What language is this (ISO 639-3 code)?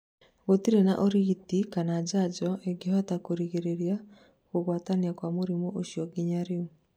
kik